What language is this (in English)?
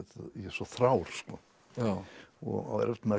Icelandic